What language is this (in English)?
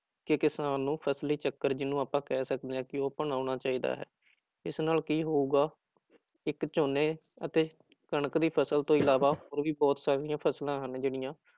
Punjabi